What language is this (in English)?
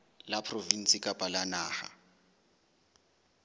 Southern Sotho